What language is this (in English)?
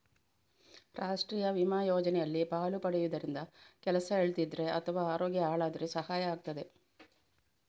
Kannada